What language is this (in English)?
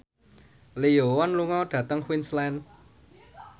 Javanese